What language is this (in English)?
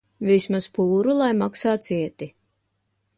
Latvian